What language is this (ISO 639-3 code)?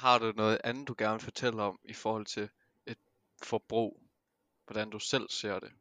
dan